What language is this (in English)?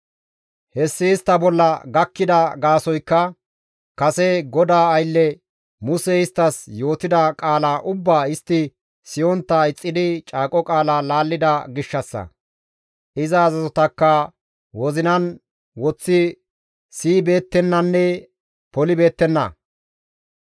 Gamo